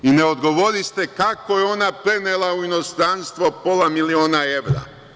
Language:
Serbian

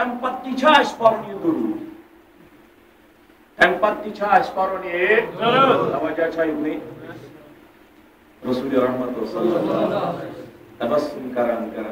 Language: Arabic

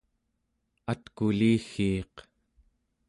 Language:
Central Yupik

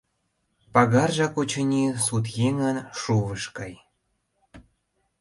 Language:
Mari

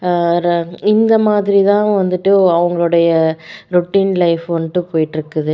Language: Tamil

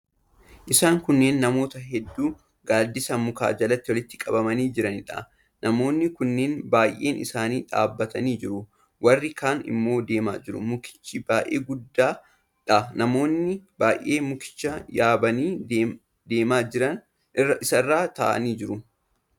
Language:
Oromo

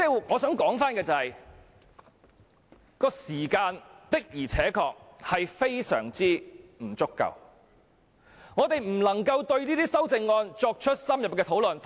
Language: Cantonese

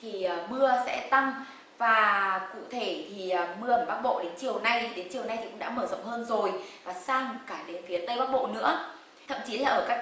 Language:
Vietnamese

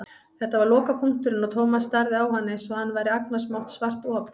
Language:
Icelandic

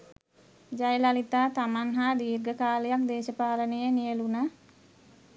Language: Sinhala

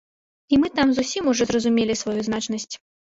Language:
Belarusian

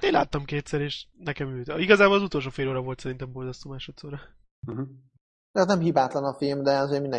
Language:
Hungarian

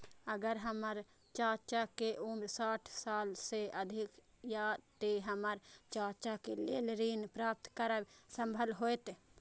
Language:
Maithili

